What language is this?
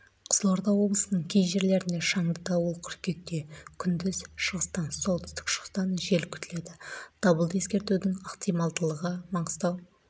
Kazakh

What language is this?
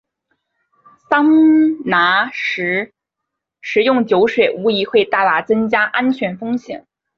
Chinese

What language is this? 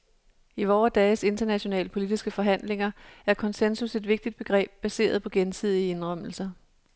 Danish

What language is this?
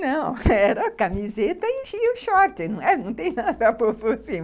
Portuguese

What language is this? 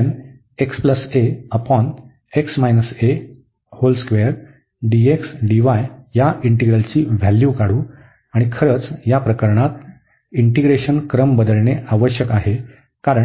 Marathi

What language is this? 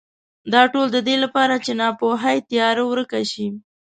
Pashto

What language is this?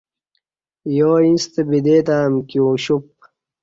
Kati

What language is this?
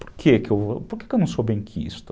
Portuguese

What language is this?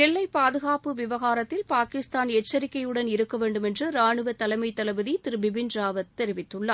Tamil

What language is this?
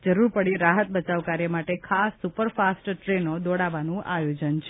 Gujarati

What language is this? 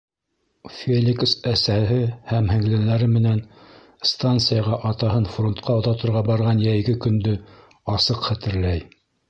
Bashkir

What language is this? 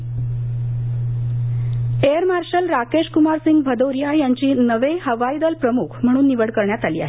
Marathi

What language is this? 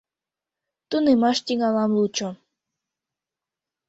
Mari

